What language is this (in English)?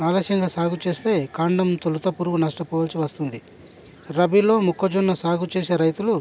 Telugu